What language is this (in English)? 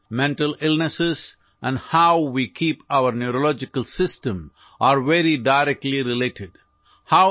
Assamese